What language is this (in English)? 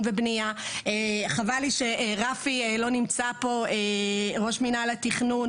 Hebrew